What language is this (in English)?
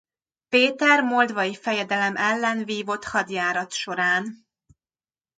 Hungarian